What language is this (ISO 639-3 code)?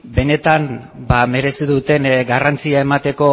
eus